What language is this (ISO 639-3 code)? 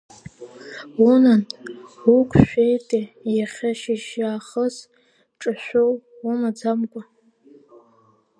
abk